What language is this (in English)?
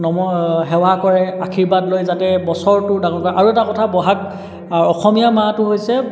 Assamese